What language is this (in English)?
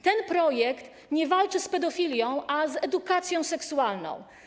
Polish